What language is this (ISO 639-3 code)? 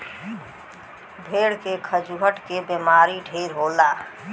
bho